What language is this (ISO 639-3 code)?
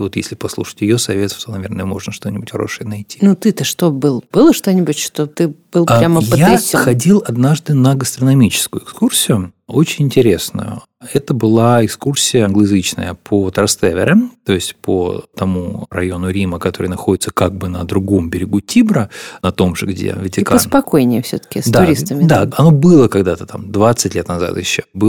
rus